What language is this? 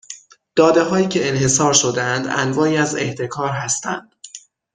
Persian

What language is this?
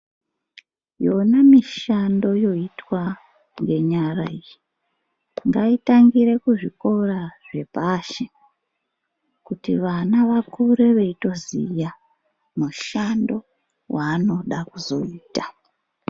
Ndau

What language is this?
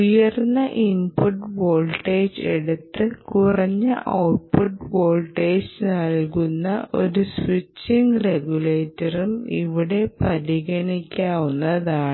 Malayalam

